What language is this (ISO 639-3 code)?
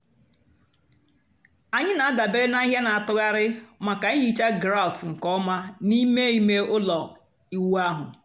ibo